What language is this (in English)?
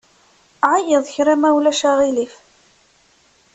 Kabyle